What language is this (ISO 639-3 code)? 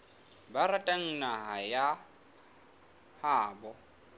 sot